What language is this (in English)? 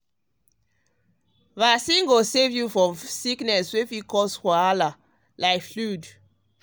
Nigerian Pidgin